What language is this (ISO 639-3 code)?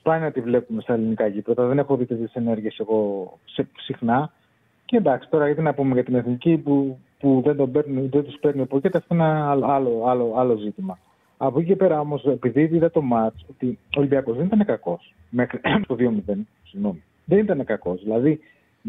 ell